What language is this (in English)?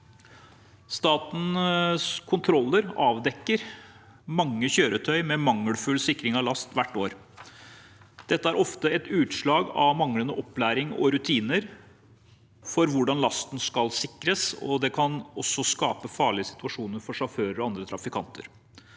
Norwegian